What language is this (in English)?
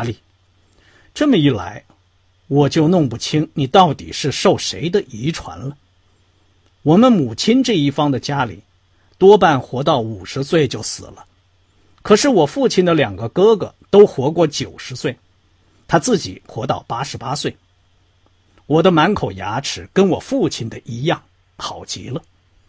Chinese